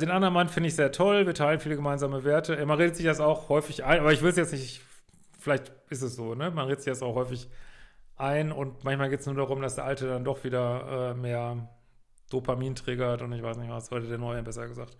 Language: German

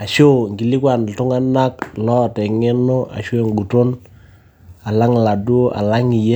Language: Masai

